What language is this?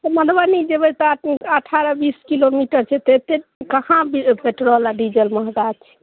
Maithili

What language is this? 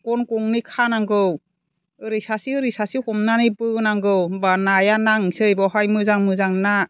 Bodo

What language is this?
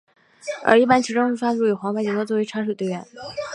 Chinese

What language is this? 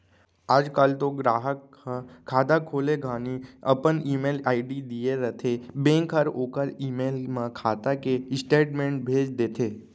Chhattisgarhi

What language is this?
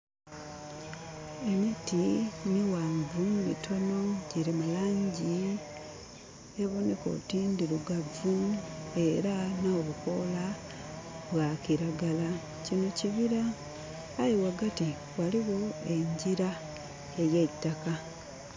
Soga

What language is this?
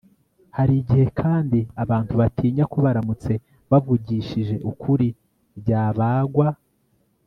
Kinyarwanda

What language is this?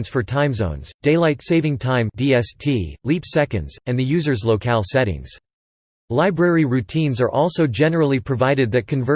English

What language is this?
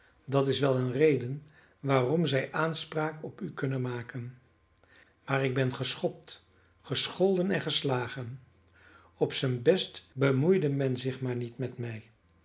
Dutch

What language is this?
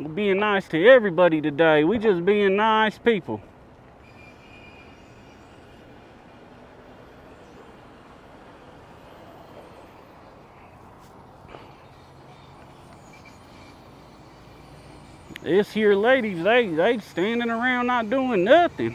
English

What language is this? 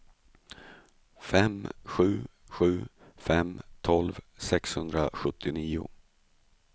Swedish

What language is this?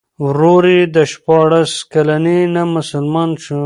Pashto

